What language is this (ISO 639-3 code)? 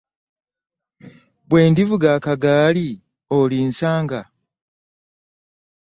lug